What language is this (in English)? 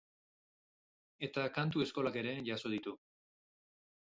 Basque